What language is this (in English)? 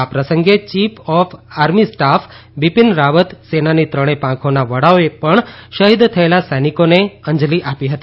Gujarati